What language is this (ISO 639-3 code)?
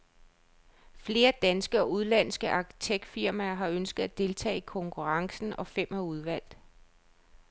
dan